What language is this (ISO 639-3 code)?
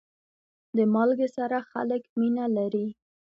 pus